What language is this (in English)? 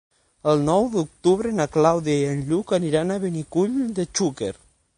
Catalan